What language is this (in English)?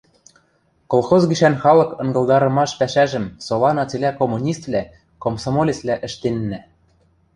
Western Mari